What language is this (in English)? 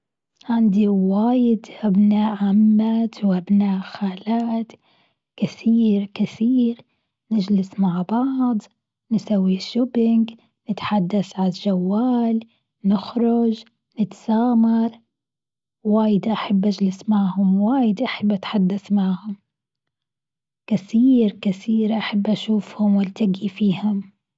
Gulf Arabic